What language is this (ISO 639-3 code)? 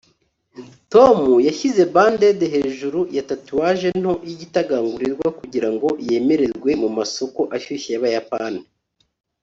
kin